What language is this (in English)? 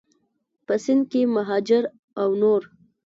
Pashto